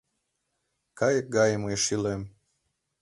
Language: Mari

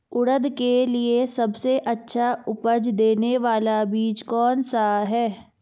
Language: Hindi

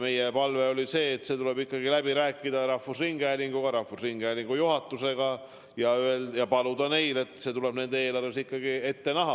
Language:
Estonian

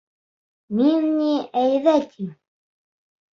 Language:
Bashkir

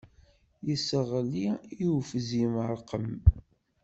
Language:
Kabyle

